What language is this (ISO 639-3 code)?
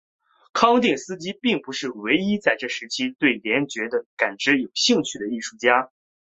zho